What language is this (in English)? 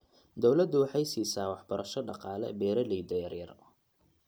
Somali